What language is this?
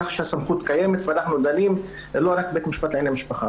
Hebrew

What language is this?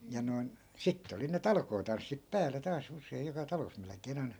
Finnish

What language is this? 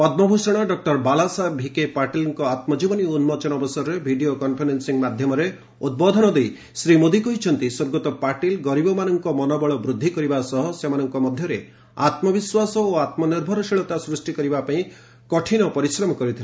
Odia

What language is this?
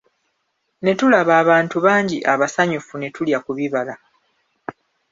Ganda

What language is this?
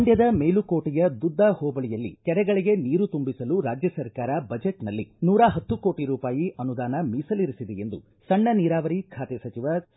Kannada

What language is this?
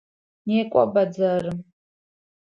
Adyghe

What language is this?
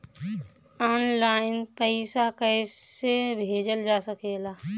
Bhojpuri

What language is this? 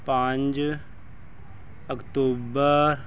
Punjabi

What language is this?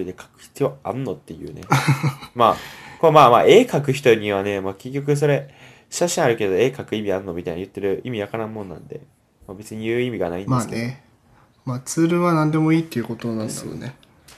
Japanese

